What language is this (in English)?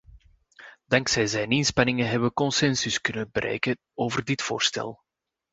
Dutch